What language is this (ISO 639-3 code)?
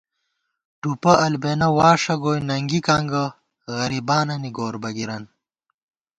gwt